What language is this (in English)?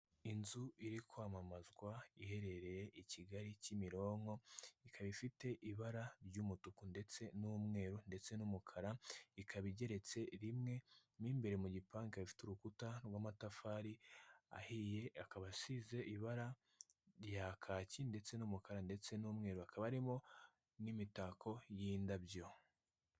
Kinyarwanda